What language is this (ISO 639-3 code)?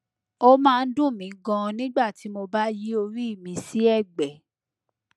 yor